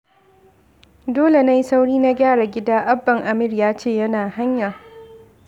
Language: Hausa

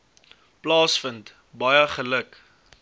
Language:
Afrikaans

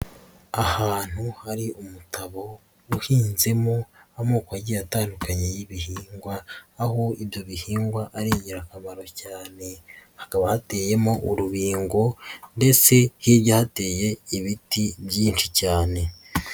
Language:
Kinyarwanda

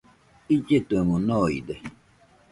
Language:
Nüpode Huitoto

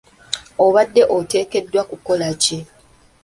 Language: Ganda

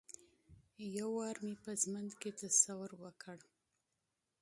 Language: Pashto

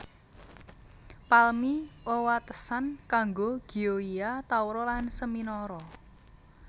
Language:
Javanese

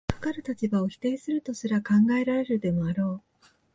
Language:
Japanese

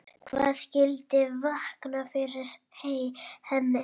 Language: Icelandic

